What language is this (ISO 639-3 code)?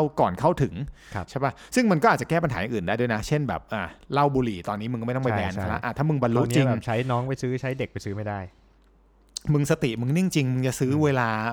tha